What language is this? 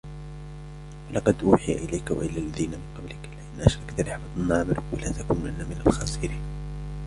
Arabic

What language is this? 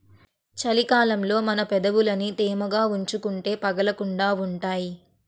Telugu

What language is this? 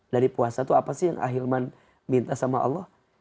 Indonesian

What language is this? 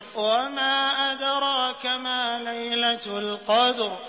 Arabic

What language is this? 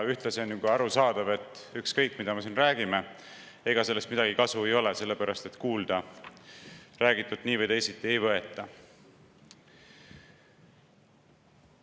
Estonian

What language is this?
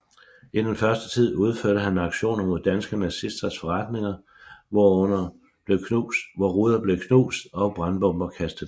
Danish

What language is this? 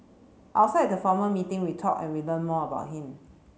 English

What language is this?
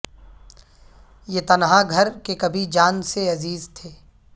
Urdu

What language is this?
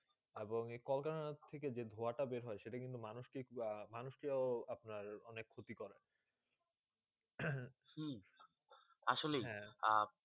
Bangla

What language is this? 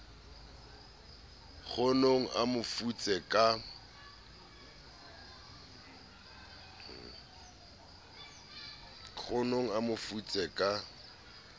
Southern Sotho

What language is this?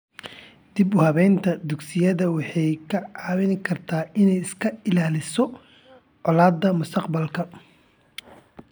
Somali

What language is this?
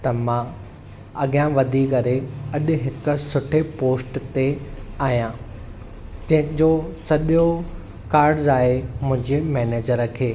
Sindhi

